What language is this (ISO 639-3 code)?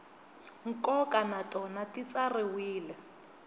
tso